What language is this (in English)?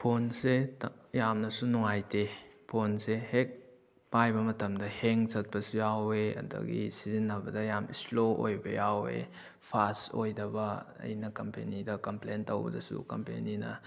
Manipuri